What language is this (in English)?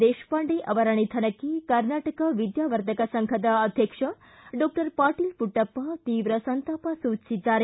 Kannada